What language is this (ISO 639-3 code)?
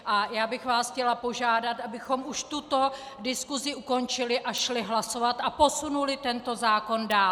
ces